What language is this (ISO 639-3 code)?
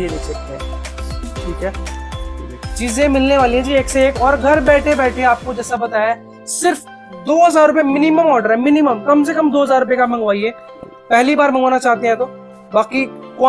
hin